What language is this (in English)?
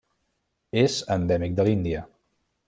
Catalan